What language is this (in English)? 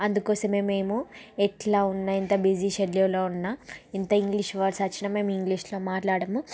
Telugu